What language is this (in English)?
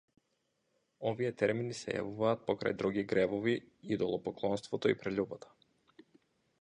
Macedonian